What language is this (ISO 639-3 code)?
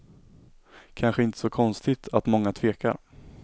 swe